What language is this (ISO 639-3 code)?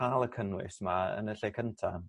cym